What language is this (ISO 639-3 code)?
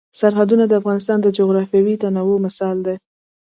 pus